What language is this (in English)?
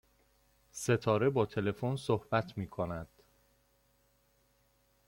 Persian